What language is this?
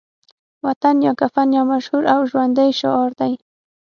Pashto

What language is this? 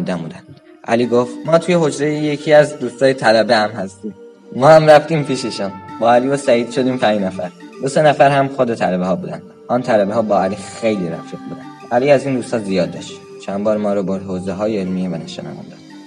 Persian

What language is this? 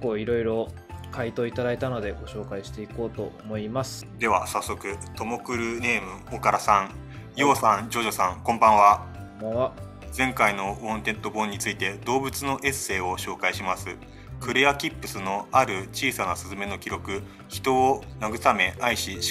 Japanese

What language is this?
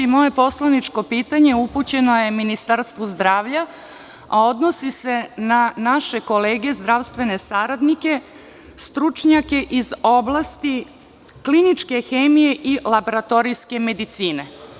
Serbian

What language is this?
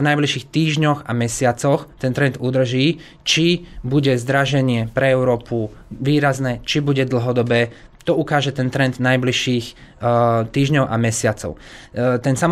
Slovak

